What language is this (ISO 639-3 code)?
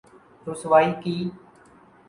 urd